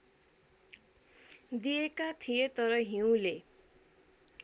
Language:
Nepali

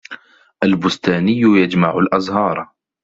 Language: Arabic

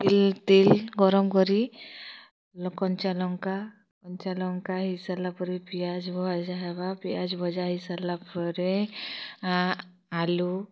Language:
Odia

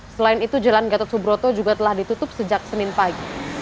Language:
Indonesian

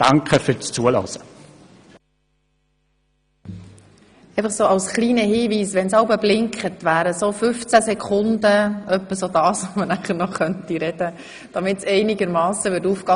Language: Swiss German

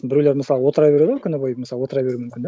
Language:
Kazakh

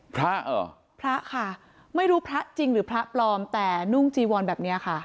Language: Thai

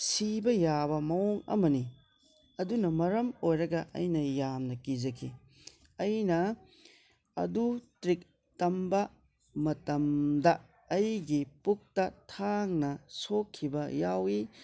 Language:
Manipuri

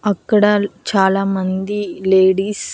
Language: Telugu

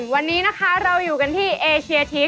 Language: Thai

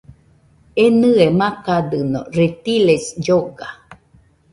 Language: Nüpode Huitoto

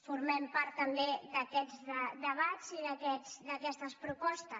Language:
Catalan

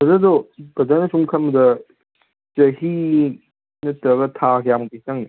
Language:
Manipuri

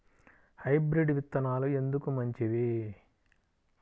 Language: Telugu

